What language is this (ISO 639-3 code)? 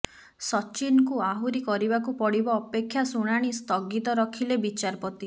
ori